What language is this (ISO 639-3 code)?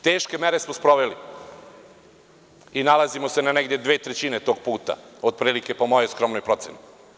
srp